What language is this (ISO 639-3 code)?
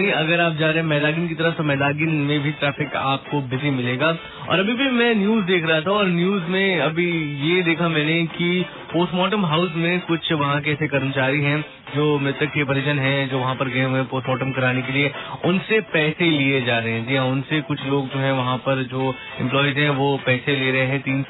hin